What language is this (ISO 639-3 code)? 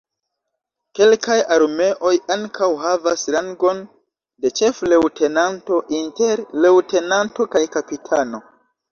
epo